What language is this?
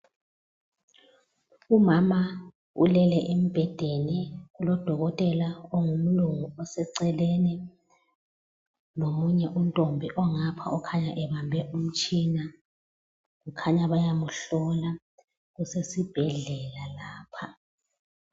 North Ndebele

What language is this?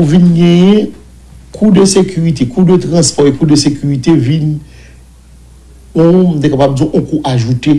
French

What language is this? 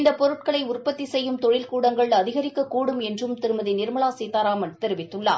Tamil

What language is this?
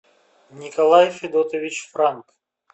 Russian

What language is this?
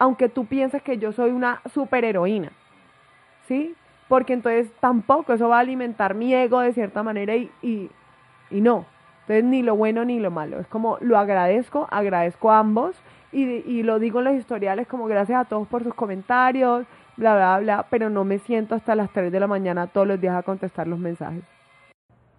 Spanish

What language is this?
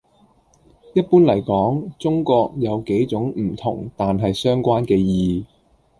Cantonese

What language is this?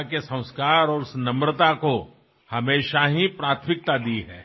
Assamese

